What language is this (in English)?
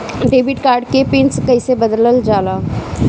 Bhojpuri